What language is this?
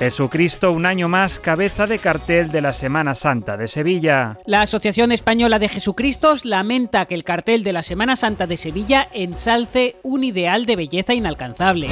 Spanish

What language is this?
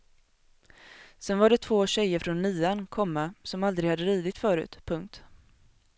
Swedish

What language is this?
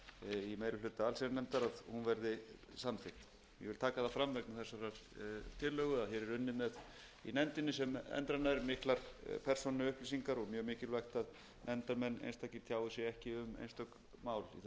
Icelandic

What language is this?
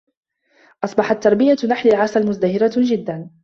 Arabic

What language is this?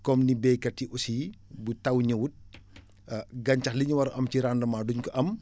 Wolof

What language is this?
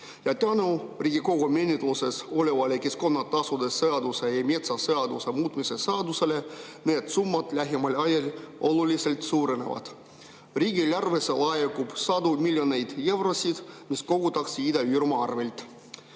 Estonian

